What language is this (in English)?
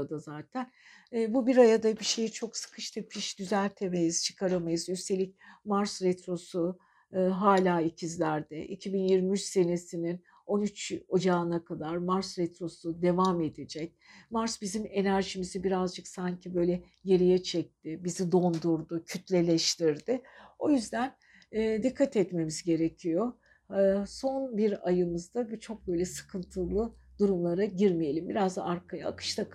Turkish